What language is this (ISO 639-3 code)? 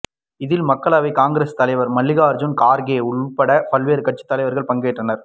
tam